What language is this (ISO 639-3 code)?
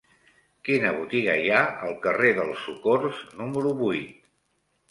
cat